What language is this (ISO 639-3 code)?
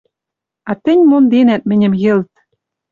mrj